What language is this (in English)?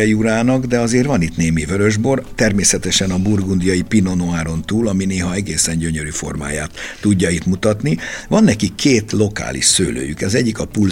Hungarian